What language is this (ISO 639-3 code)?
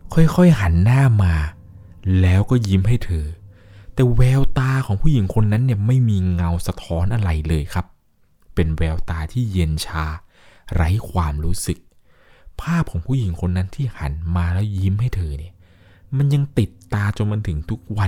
tha